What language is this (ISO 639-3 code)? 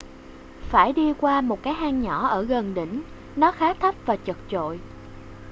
vie